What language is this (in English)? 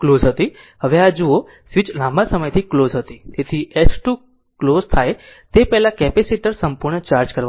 Gujarati